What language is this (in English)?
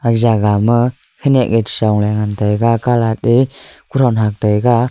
Wancho Naga